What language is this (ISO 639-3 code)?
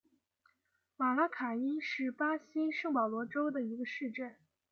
zho